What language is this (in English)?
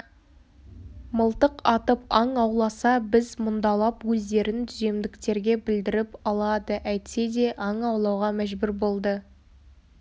Kazakh